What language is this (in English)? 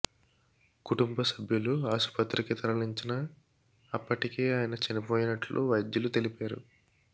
Telugu